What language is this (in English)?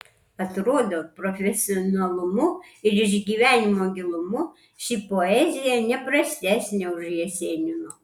Lithuanian